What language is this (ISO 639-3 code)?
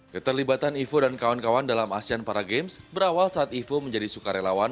ind